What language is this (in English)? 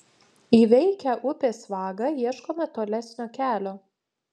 Lithuanian